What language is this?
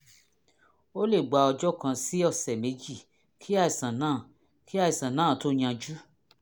Yoruba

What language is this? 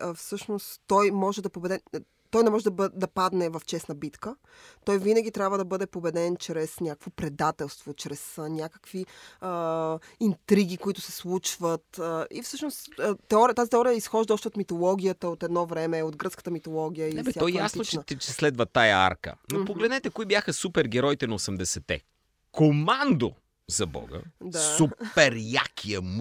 Bulgarian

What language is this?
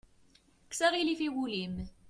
Kabyle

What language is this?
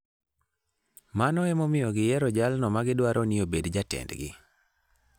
Luo (Kenya and Tanzania)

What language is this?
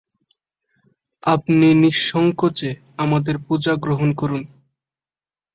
Bangla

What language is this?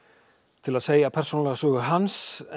Icelandic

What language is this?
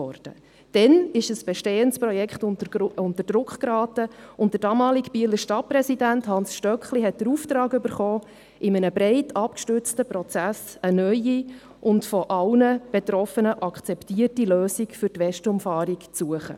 Swiss German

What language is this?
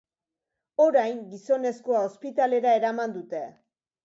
Basque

